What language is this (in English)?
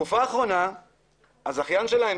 Hebrew